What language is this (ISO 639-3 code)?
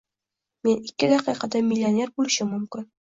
uzb